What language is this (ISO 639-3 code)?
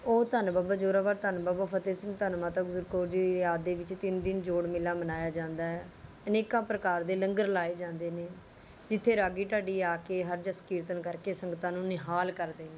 pan